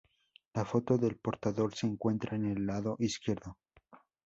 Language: Spanish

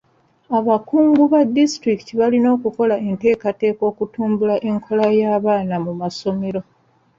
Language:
Ganda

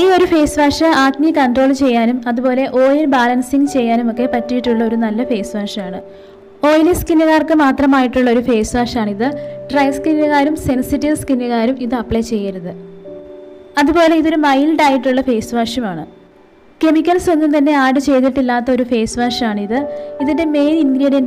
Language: Turkish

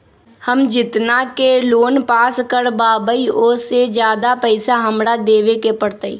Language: Magahi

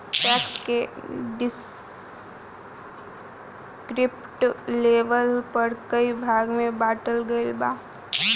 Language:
Bhojpuri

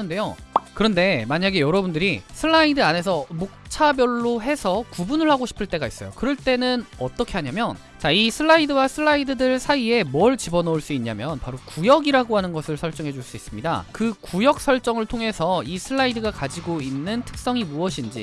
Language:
Korean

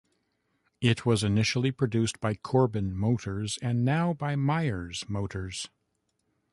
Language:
English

